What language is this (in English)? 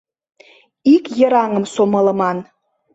Mari